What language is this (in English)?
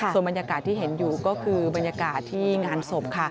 Thai